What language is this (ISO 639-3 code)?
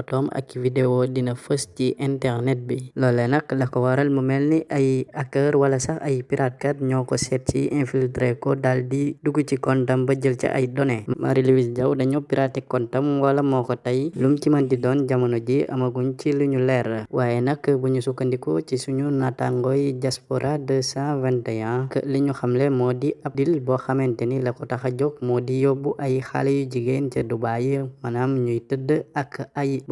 nld